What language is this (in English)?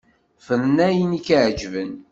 Kabyle